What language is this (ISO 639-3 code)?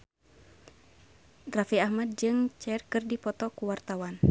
sun